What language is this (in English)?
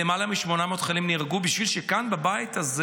Hebrew